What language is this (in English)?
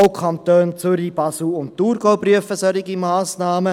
Swiss German